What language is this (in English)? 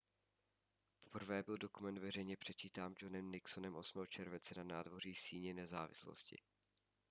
Czech